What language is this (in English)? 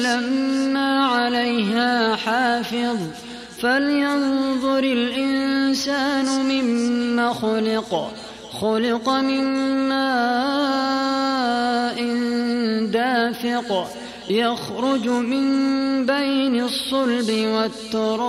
Arabic